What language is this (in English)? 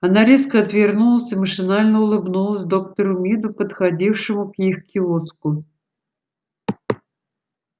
Russian